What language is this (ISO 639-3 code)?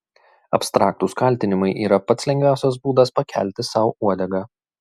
lit